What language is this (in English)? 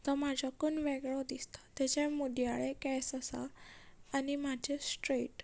Konkani